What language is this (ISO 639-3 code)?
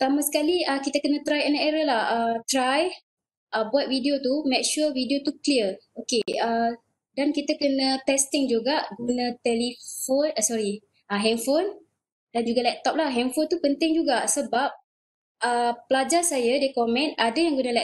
msa